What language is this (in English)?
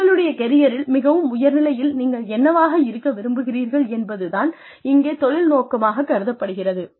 Tamil